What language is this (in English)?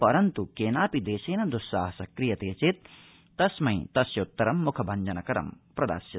Sanskrit